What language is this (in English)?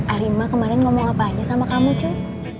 Indonesian